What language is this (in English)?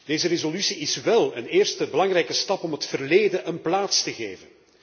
Dutch